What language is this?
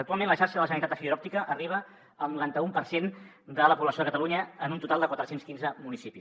Catalan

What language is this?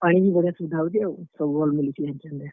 Odia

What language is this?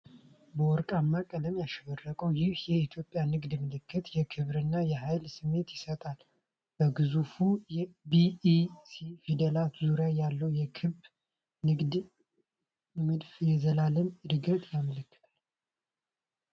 Amharic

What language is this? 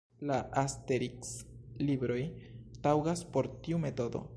Esperanto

